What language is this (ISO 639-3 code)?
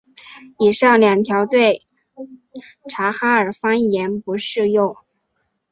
zho